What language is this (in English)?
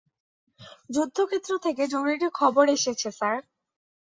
Bangla